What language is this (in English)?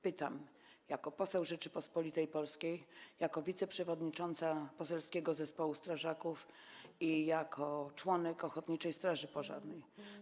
Polish